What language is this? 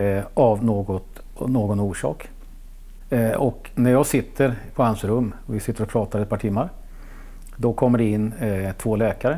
Swedish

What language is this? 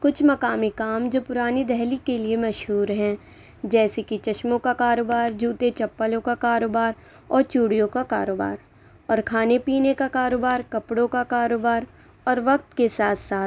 Urdu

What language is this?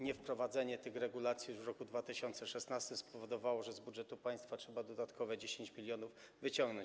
Polish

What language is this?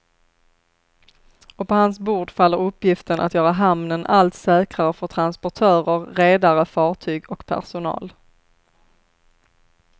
Swedish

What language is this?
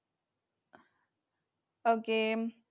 Malayalam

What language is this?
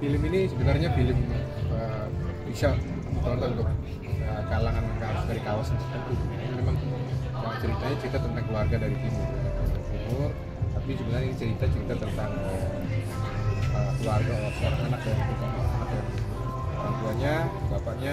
Indonesian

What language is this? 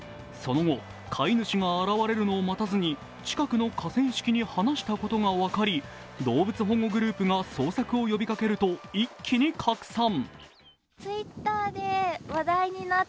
Japanese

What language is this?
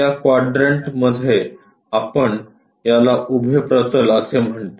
Marathi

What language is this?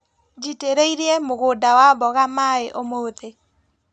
Kikuyu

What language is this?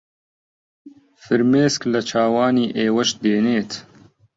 Central Kurdish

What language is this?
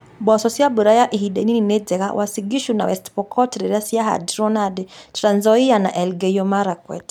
Kikuyu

